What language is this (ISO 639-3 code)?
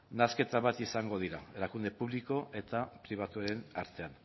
eus